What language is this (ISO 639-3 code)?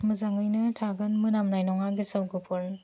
brx